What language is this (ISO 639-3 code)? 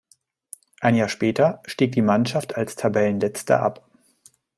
deu